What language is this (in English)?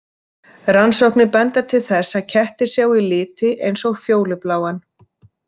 Icelandic